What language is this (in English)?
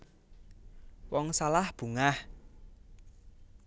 Javanese